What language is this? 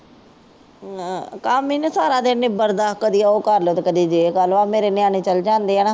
Punjabi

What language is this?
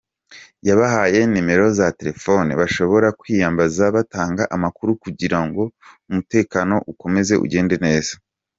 Kinyarwanda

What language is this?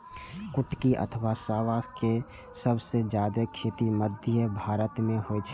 Maithili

